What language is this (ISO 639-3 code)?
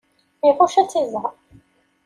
kab